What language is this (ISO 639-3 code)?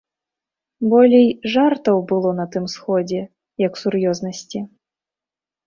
bel